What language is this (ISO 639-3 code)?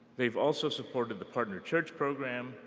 eng